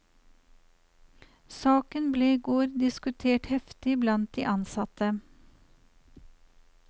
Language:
Norwegian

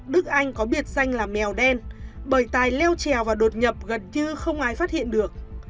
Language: Vietnamese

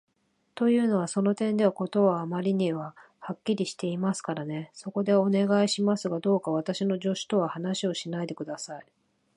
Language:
Japanese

